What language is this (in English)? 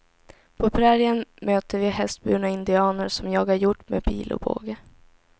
Swedish